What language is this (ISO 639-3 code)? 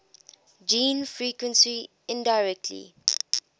eng